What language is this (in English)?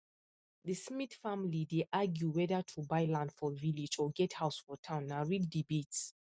Nigerian Pidgin